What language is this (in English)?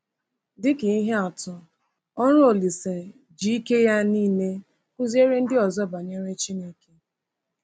Igbo